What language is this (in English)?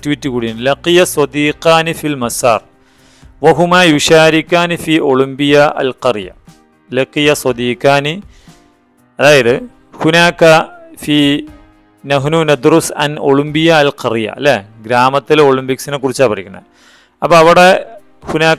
Malayalam